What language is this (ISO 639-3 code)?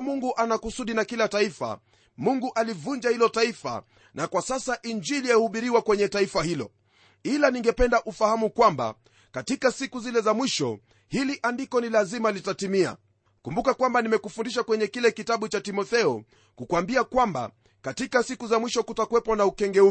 swa